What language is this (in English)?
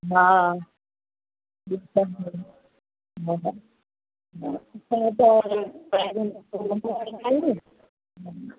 Sindhi